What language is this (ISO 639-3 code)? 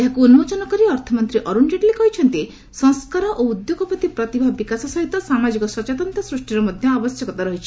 ori